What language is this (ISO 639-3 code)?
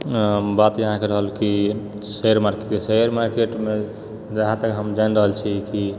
mai